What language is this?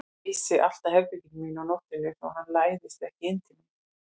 Icelandic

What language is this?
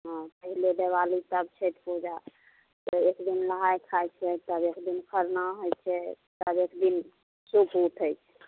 Maithili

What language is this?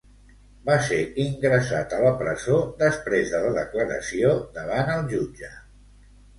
Catalan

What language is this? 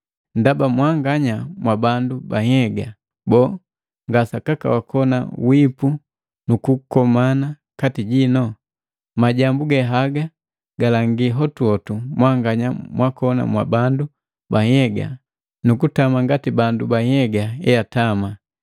Matengo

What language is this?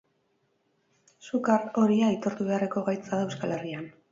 Basque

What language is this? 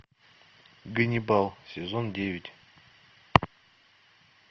Russian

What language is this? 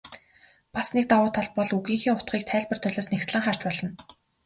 Mongolian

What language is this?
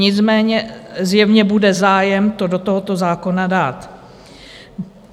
Czech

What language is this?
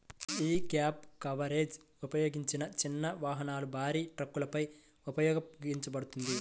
Telugu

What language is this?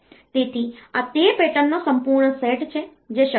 Gujarati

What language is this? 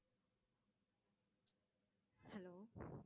Tamil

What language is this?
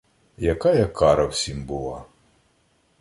Ukrainian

